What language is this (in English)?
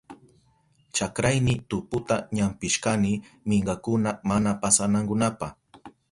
Southern Pastaza Quechua